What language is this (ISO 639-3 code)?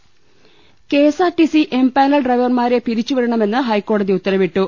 mal